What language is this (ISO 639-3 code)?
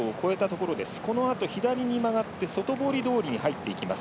jpn